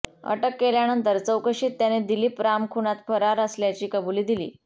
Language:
Marathi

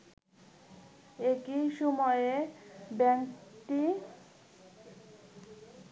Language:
Bangla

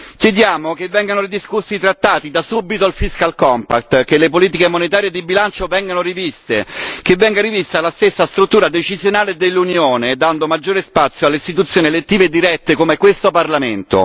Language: Italian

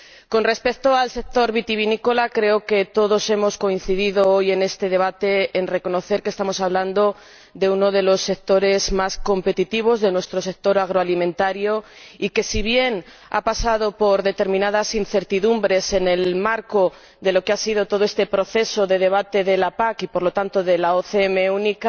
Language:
Spanish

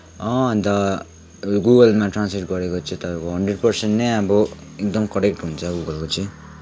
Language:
Nepali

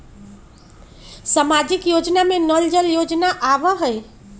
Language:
Magahi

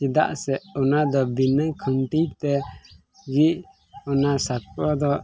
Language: Santali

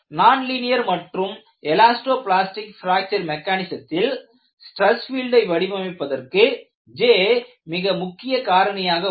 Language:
Tamil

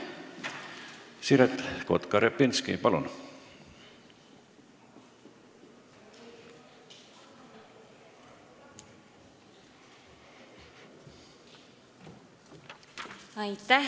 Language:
Estonian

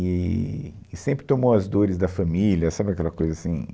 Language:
Portuguese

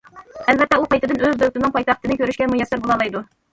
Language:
Uyghur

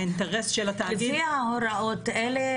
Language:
Hebrew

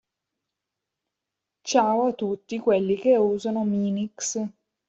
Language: Italian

